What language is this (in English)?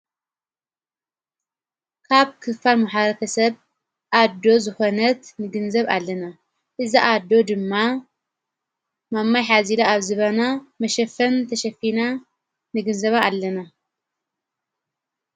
Tigrinya